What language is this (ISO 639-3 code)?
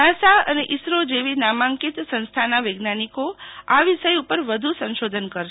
guj